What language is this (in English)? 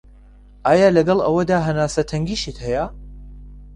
Central Kurdish